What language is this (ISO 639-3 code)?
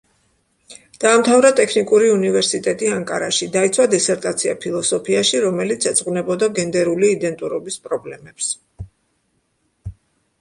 kat